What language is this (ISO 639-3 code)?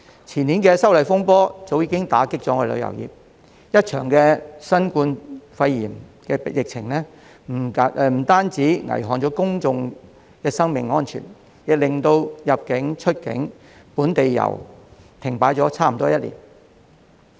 yue